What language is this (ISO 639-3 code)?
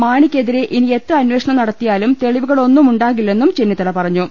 mal